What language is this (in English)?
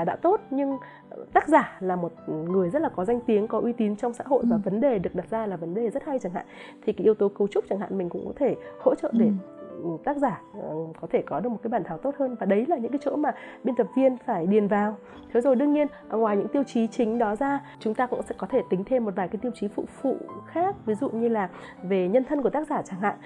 Vietnamese